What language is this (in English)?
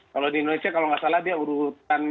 Indonesian